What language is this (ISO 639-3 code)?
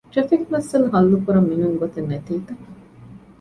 div